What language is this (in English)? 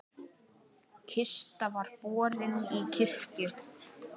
Icelandic